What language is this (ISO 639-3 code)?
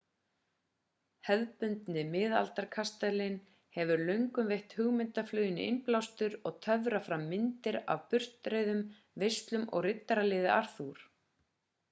isl